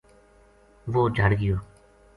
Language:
Gujari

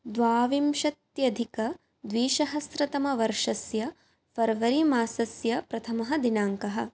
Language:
Sanskrit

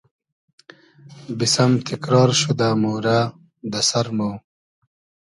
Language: Hazaragi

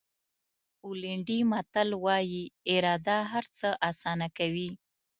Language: Pashto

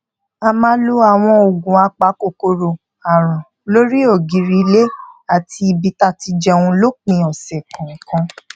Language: Yoruba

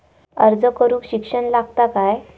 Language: Marathi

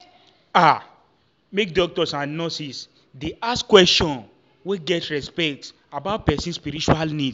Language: Nigerian Pidgin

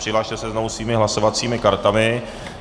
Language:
Czech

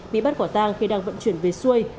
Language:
Vietnamese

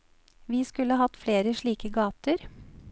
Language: Norwegian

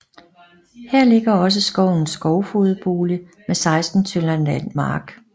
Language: Danish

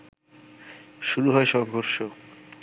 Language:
Bangla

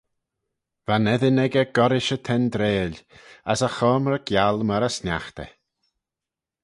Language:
Manx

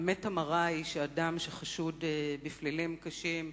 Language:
Hebrew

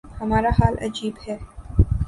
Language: Urdu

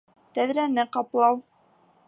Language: Bashkir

